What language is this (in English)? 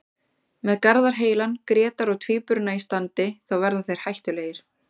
Icelandic